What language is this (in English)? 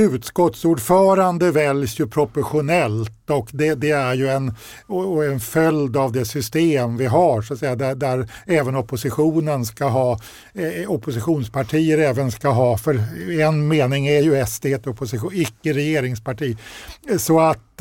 Swedish